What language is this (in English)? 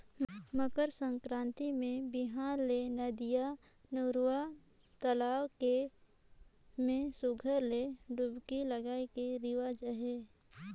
Chhattisgarhi